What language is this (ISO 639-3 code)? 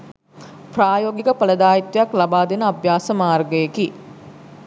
sin